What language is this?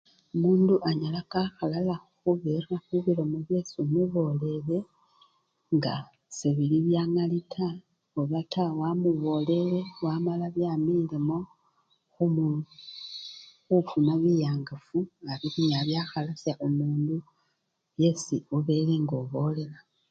Luyia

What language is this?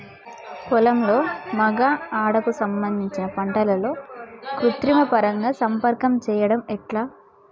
Telugu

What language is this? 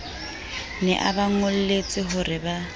Southern Sotho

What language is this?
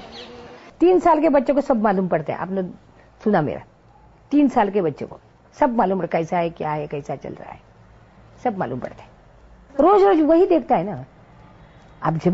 Hindi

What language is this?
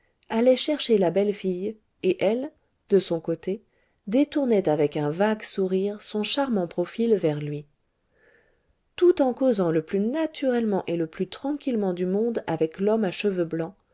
French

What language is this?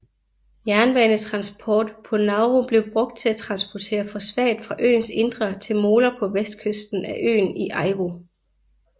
Danish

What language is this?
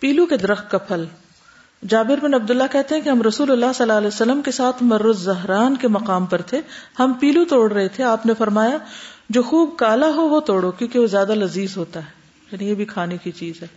Urdu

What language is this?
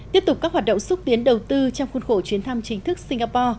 Vietnamese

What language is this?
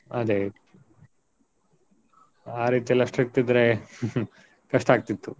Kannada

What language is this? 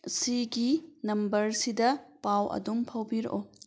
Manipuri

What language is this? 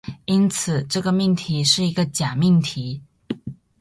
Chinese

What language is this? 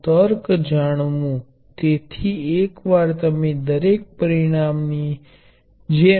Gujarati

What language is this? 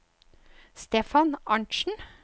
Norwegian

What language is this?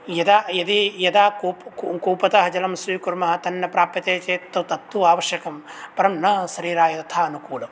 Sanskrit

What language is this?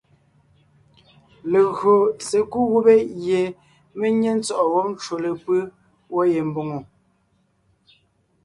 Ngiemboon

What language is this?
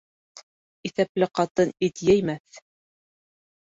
Bashkir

